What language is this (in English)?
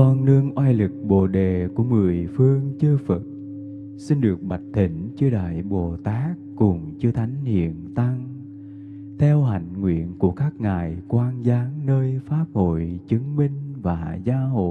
Vietnamese